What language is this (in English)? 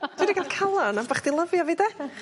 Welsh